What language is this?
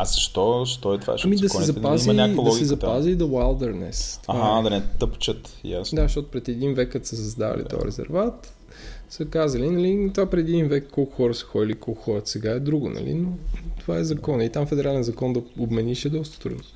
Bulgarian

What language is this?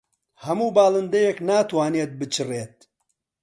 Central Kurdish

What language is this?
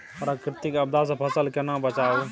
Maithili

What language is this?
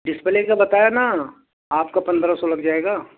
Urdu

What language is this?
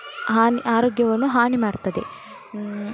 Kannada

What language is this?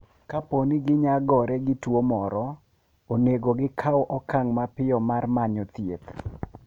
Luo (Kenya and Tanzania)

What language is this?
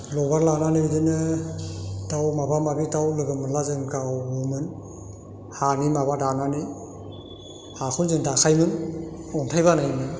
Bodo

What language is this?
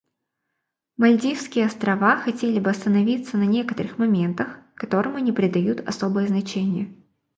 Russian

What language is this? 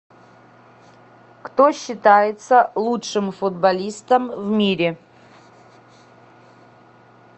Russian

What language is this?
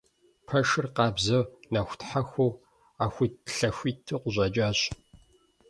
Kabardian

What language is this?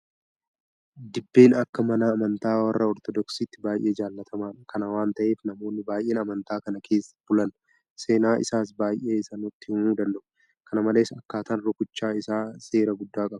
Oromo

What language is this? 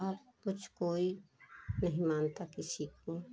Hindi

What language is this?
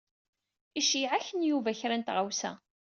Kabyle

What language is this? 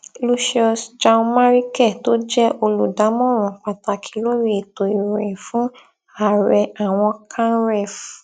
Yoruba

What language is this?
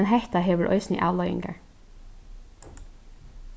Faroese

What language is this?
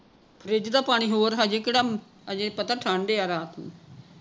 Punjabi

